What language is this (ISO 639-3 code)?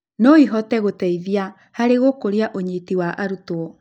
kik